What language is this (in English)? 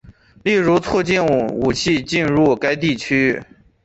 Chinese